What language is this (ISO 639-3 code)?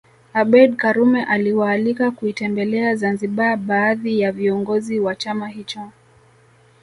swa